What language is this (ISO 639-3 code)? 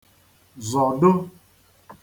ibo